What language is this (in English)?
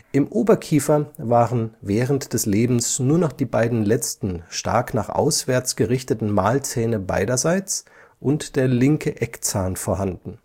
German